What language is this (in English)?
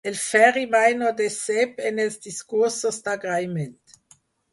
Catalan